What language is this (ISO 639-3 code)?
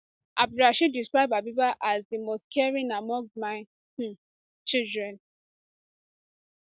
pcm